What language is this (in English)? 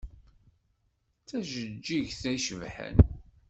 Kabyle